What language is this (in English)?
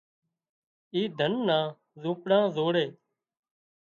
Wadiyara Koli